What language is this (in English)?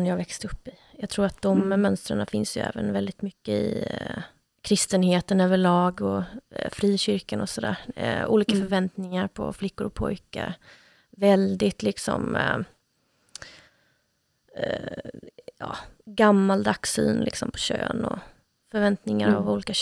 Swedish